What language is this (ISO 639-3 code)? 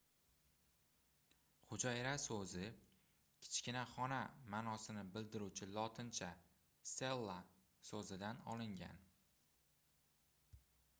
uzb